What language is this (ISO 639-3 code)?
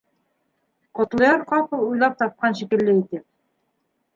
bak